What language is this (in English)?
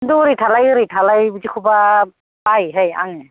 Bodo